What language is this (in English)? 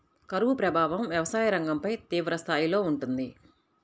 Telugu